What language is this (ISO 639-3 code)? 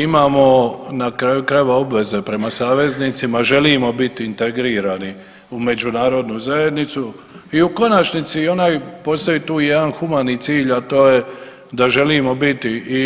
hrv